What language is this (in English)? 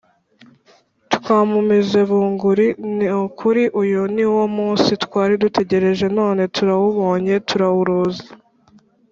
Kinyarwanda